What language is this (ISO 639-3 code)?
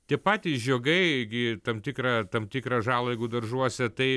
lit